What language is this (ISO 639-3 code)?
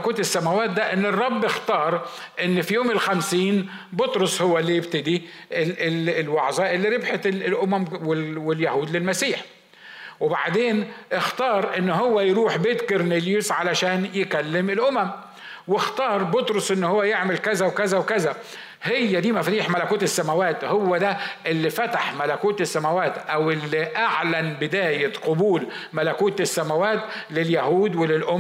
ara